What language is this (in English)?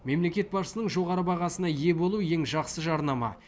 Kazakh